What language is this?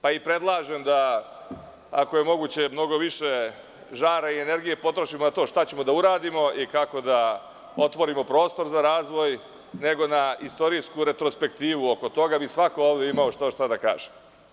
Serbian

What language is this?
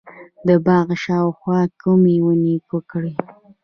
Pashto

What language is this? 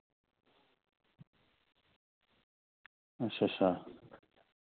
Dogri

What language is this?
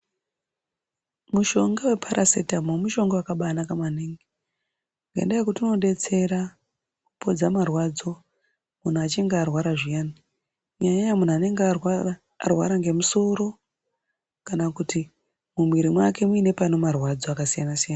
Ndau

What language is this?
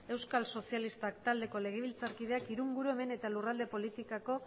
Basque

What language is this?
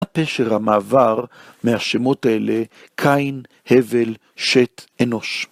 Hebrew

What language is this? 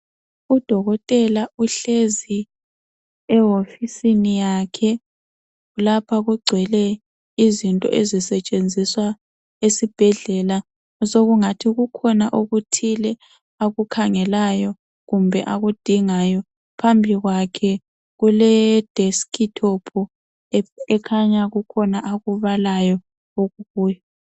North Ndebele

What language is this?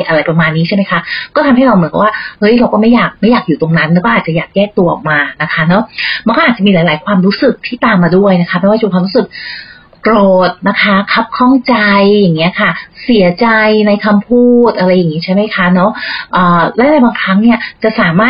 Thai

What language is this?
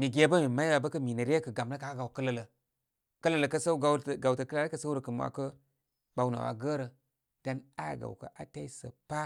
Koma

